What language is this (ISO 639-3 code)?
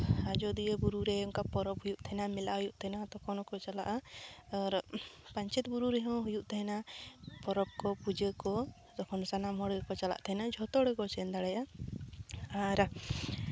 sat